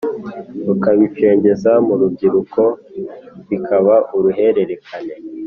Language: Kinyarwanda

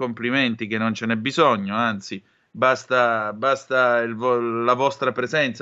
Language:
Italian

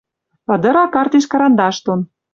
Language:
Western Mari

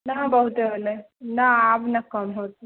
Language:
Maithili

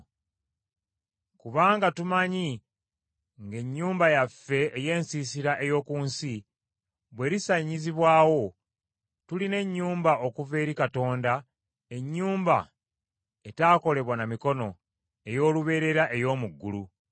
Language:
Ganda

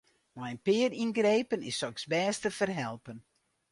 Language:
Western Frisian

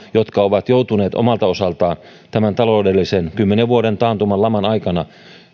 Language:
Finnish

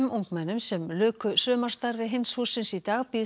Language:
Icelandic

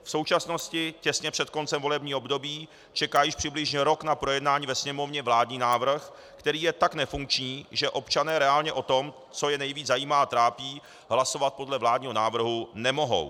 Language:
Czech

